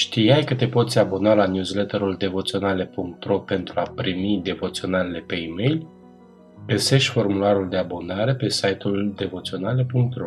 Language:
Romanian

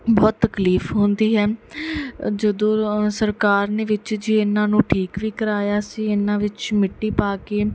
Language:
Punjabi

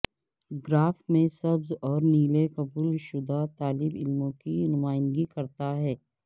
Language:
Urdu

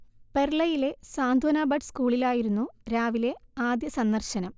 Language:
Malayalam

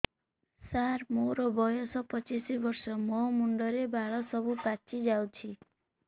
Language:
Odia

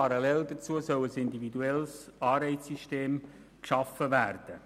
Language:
Swiss German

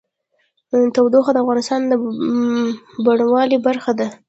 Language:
Pashto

